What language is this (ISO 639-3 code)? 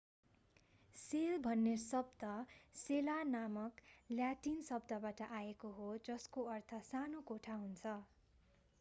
nep